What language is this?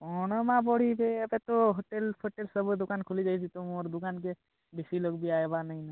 Odia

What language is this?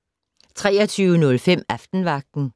Danish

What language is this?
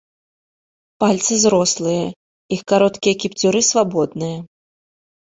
Belarusian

